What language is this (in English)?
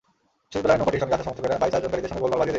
Bangla